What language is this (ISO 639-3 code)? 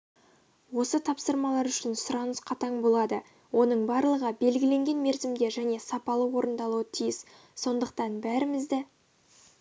kaz